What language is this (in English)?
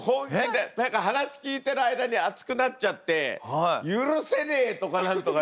Japanese